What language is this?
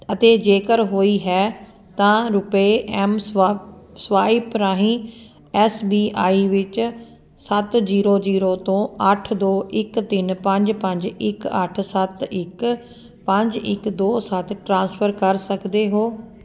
Punjabi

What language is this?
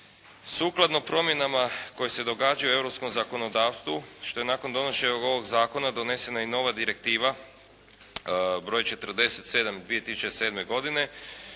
Croatian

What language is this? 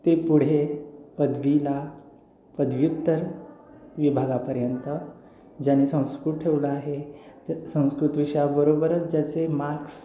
Marathi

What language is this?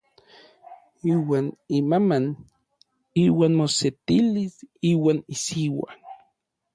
Orizaba Nahuatl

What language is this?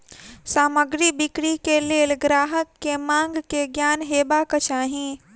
Maithili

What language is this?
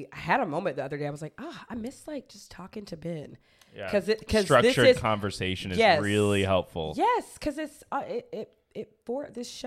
English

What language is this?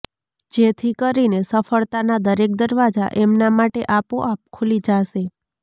Gujarati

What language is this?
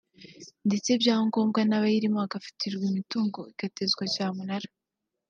Kinyarwanda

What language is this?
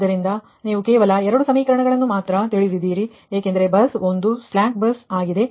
Kannada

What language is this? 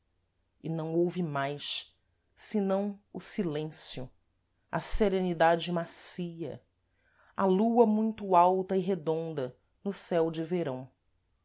Portuguese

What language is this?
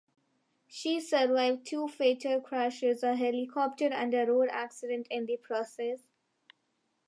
English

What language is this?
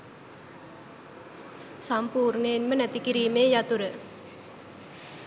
Sinhala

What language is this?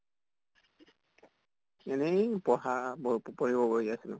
Assamese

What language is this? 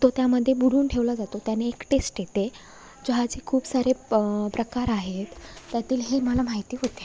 Marathi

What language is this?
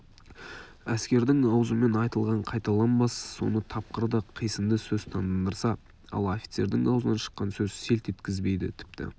Kazakh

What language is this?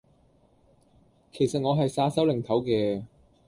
Cantonese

